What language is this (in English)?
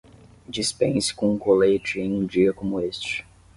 Portuguese